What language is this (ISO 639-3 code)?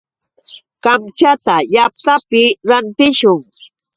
qux